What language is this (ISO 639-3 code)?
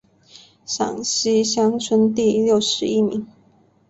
zho